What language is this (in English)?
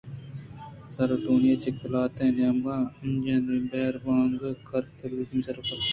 Eastern Balochi